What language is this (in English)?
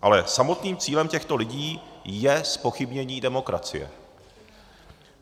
Czech